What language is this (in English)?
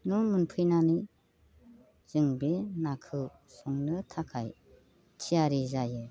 Bodo